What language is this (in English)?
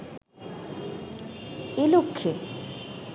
Bangla